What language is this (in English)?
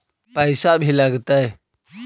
Magahi